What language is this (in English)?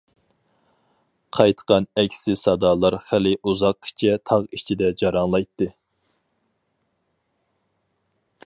Uyghur